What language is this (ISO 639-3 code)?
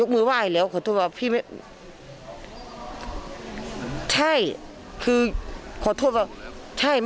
tha